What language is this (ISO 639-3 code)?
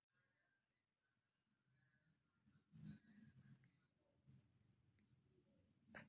hin